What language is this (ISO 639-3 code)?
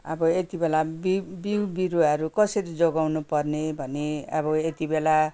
nep